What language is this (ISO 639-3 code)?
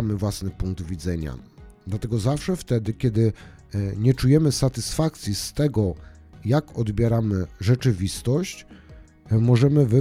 pol